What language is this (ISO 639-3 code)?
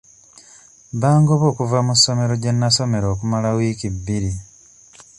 lug